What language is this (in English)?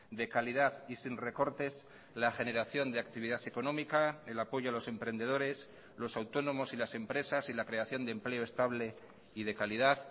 Spanish